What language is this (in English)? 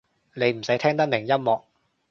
Cantonese